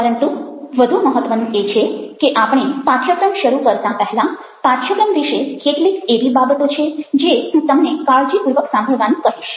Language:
Gujarati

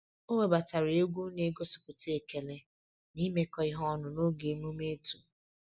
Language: Igbo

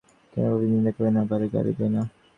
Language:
Bangla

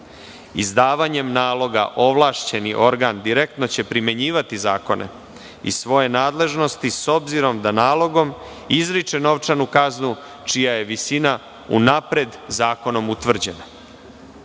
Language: Serbian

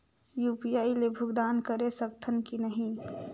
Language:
Chhattisgarhi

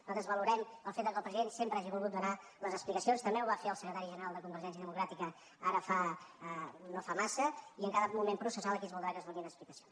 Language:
Catalan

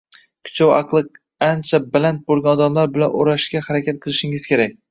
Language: Uzbek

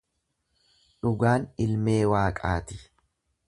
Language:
Oromo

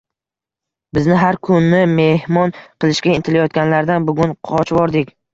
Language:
Uzbek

